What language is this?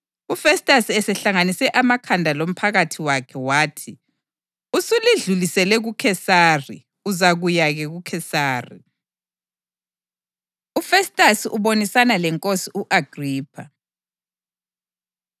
North Ndebele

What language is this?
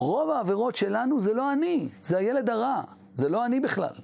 Hebrew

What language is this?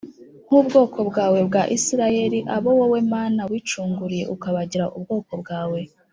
Kinyarwanda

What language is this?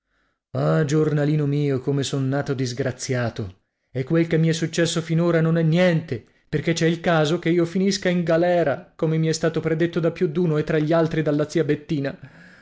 Italian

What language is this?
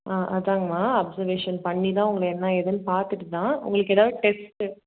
Tamil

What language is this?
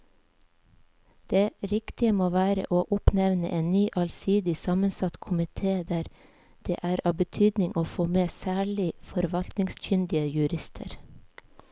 Norwegian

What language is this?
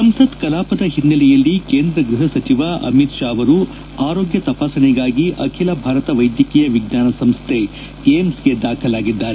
Kannada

